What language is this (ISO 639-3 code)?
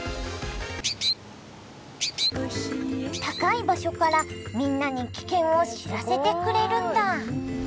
jpn